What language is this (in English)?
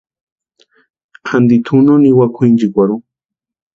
Western Highland Purepecha